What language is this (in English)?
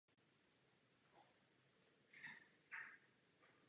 Czech